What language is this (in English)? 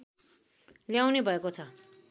Nepali